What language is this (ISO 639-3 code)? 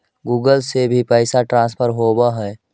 mag